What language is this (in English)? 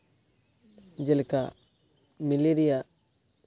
Santali